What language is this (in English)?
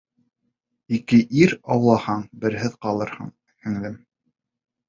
Bashkir